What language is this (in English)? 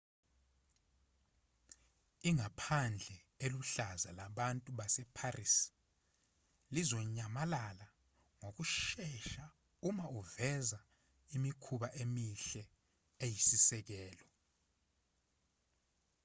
Zulu